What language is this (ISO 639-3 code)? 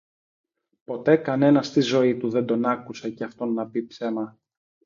ell